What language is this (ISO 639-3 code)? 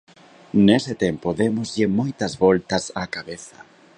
glg